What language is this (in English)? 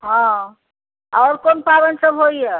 Maithili